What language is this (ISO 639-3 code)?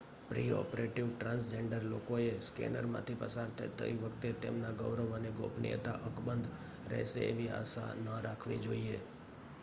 guj